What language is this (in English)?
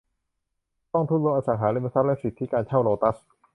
Thai